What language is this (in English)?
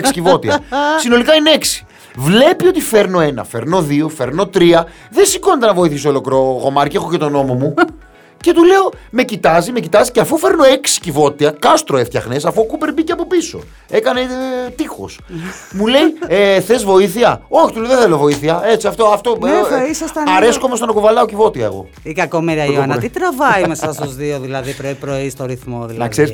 Greek